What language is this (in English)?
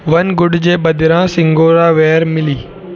Sindhi